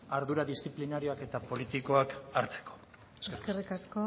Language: Basque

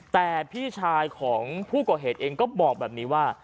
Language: Thai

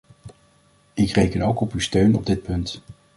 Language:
Dutch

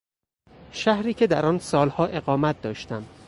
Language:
Persian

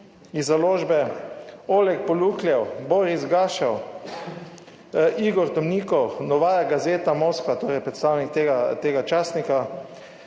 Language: Slovenian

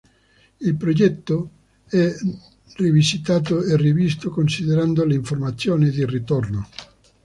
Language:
Italian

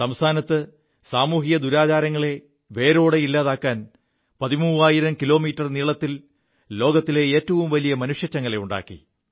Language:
Malayalam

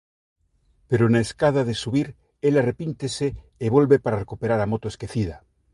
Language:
Galician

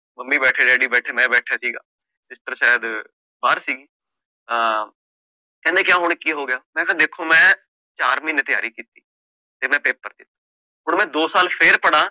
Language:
Punjabi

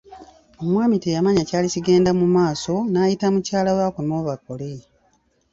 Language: Ganda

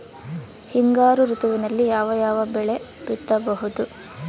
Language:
Kannada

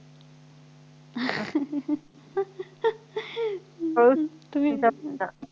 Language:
Marathi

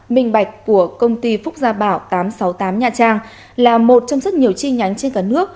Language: Vietnamese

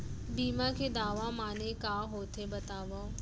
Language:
Chhattisgarhi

